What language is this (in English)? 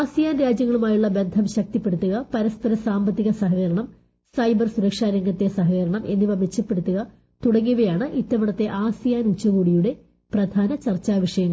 Malayalam